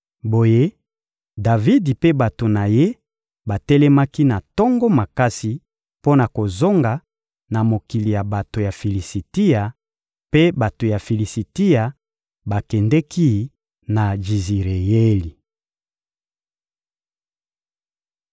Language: Lingala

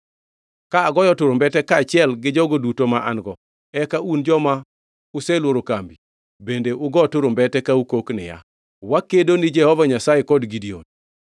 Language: Luo (Kenya and Tanzania)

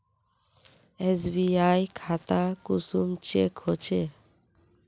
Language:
Magahi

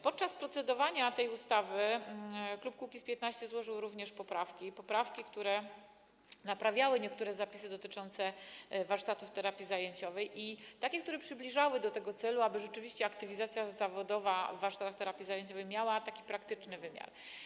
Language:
Polish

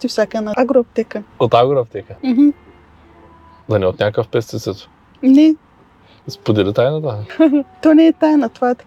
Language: Bulgarian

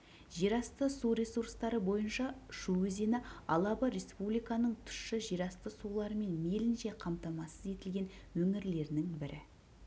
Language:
Kazakh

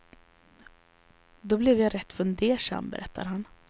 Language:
Swedish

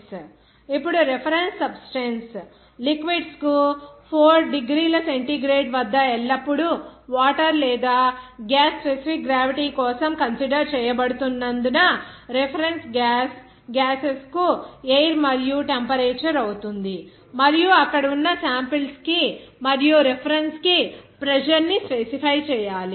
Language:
Telugu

